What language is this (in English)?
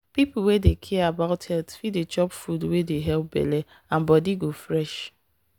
Nigerian Pidgin